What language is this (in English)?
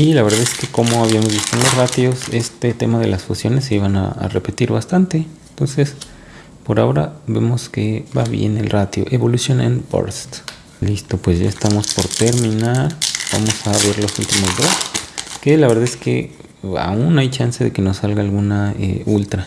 Spanish